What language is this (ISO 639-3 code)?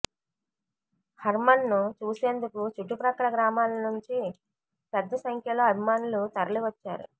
tel